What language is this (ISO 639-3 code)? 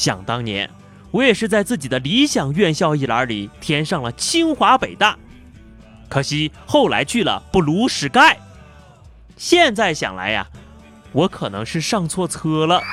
zho